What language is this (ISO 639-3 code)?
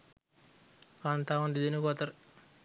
sin